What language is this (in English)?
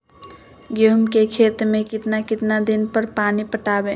Magahi